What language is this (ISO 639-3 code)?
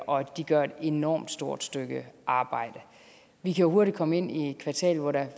dan